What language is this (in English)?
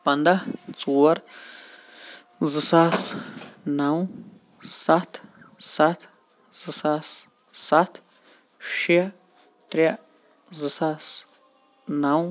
Kashmiri